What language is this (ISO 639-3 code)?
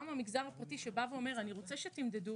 heb